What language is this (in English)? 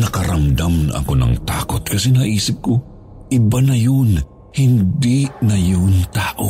Filipino